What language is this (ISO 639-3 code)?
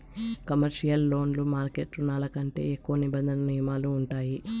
tel